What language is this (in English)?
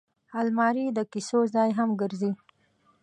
Pashto